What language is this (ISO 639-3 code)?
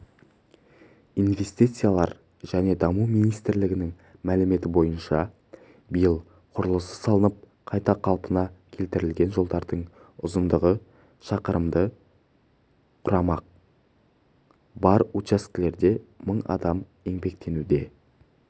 kaz